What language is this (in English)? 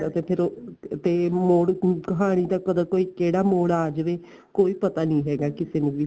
Punjabi